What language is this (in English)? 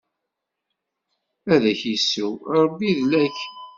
Kabyle